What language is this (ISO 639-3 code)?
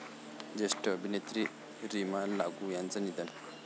mar